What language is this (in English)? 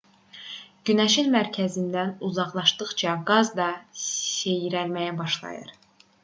Azerbaijani